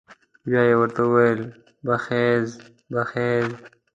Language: Pashto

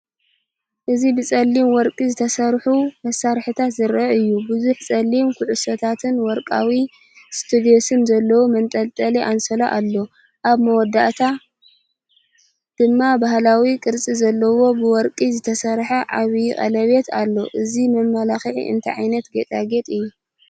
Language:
Tigrinya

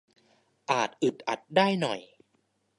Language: Thai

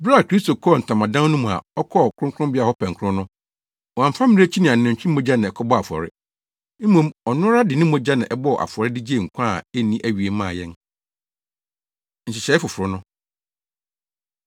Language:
Akan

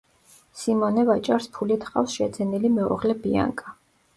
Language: Georgian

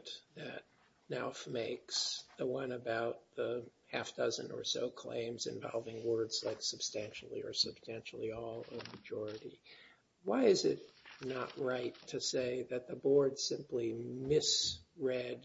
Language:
English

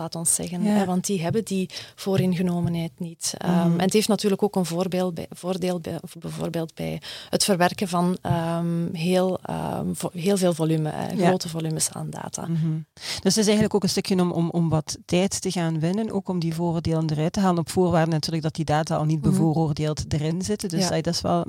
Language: Dutch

